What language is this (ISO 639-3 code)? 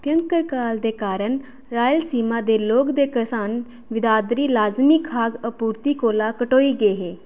doi